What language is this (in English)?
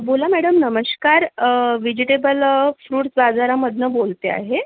Marathi